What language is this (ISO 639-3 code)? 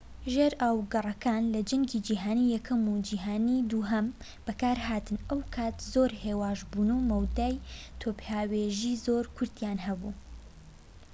ckb